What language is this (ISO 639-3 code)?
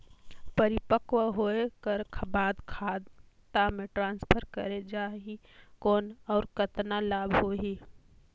hne